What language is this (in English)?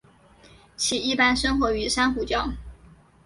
Chinese